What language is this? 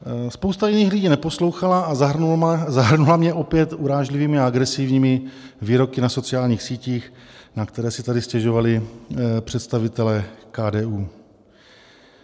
Czech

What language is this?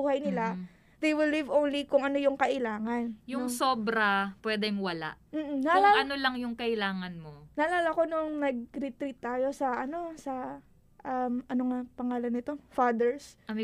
Filipino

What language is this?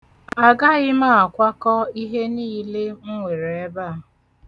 Igbo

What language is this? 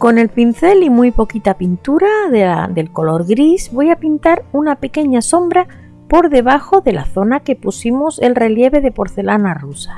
Spanish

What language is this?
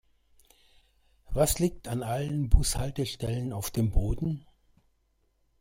German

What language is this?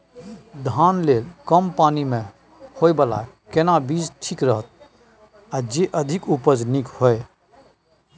Maithili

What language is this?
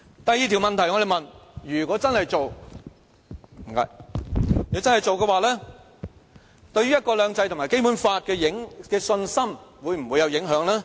Cantonese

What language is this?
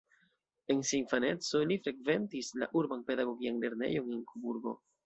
Esperanto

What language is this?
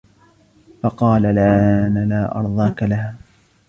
Arabic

